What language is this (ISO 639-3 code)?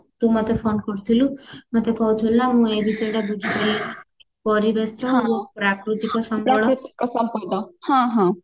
ori